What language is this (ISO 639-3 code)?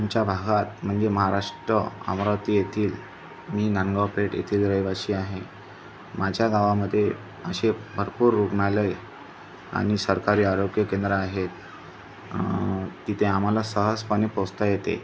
mar